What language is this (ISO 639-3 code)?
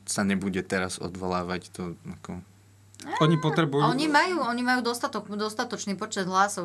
slk